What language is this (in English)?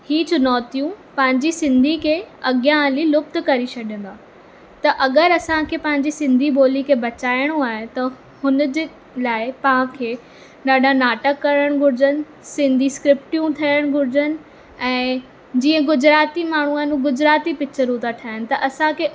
Sindhi